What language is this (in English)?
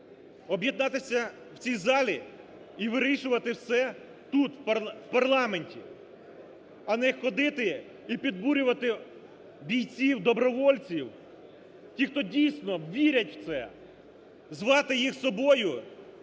Ukrainian